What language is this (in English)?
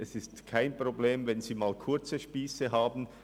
Swiss German